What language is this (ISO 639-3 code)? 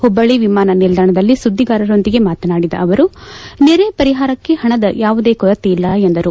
kan